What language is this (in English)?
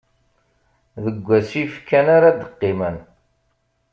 Kabyle